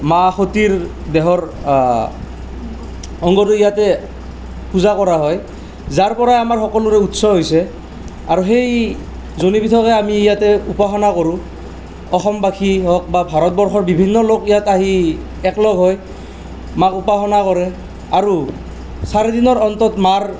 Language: Assamese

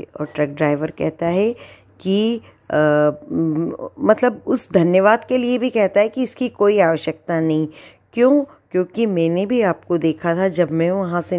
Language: Hindi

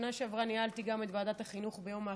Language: Hebrew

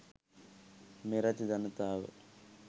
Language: Sinhala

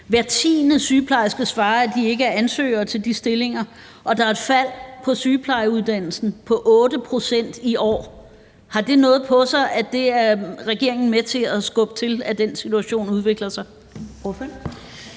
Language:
Danish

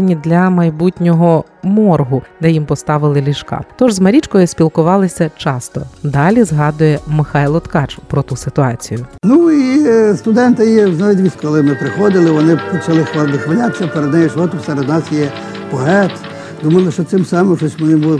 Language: Ukrainian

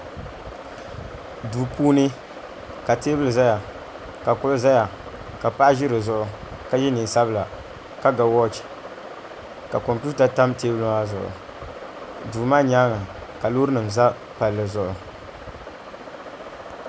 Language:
Dagbani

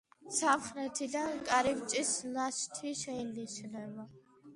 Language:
Georgian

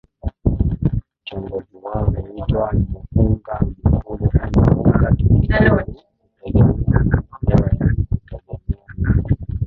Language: Swahili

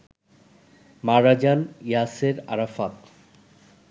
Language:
Bangla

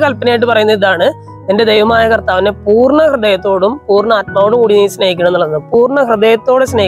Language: Arabic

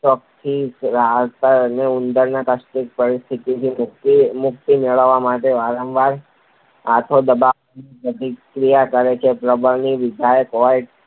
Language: Gujarati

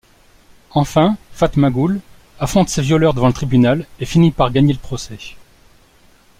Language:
French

